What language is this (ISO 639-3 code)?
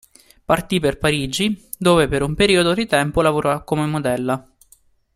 ita